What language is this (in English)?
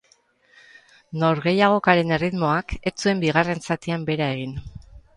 Basque